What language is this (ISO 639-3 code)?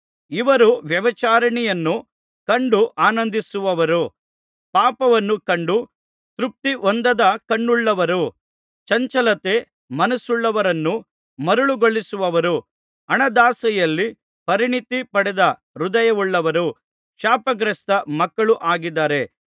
kan